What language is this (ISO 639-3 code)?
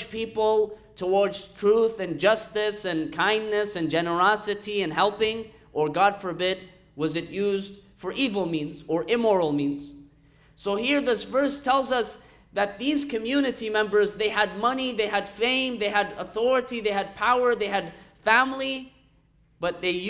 eng